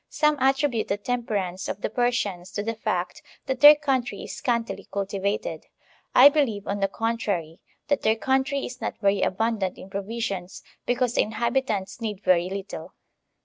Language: English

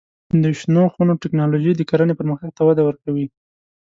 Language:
Pashto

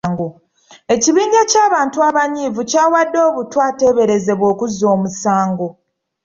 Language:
Ganda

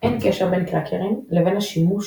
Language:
Hebrew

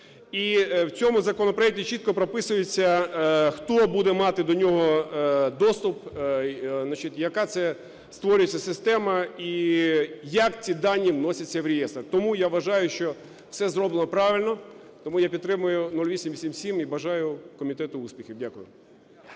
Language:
Ukrainian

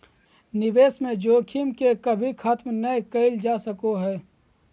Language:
Magahi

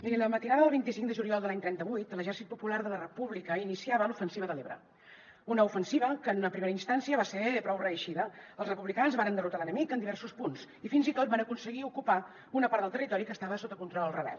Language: Catalan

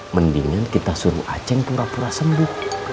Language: Indonesian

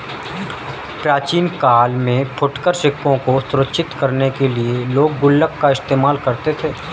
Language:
Hindi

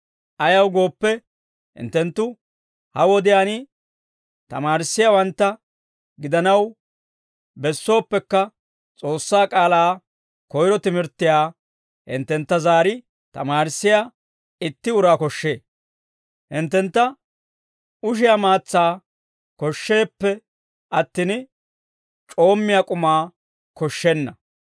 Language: Dawro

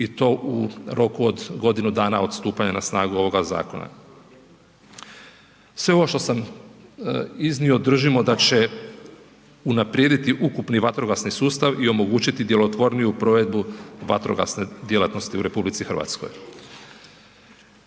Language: Croatian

